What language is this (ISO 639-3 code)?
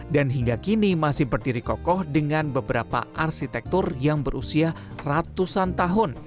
ind